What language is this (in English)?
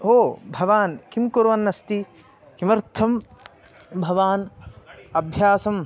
Sanskrit